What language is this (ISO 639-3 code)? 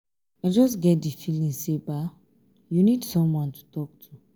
pcm